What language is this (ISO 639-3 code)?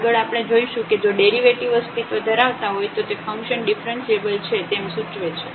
guj